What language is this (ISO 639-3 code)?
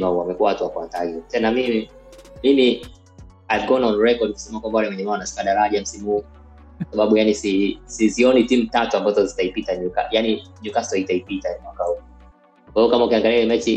swa